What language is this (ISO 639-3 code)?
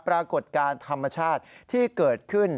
tha